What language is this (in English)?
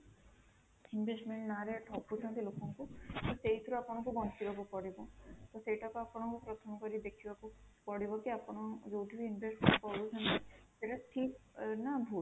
Odia